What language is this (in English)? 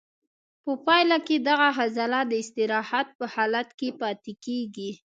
Pashto